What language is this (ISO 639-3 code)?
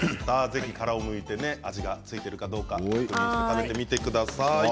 jpn